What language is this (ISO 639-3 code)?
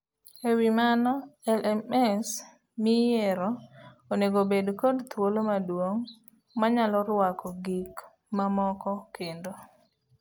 luo